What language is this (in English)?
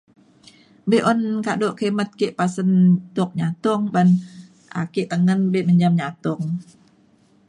Mainstream Kenyah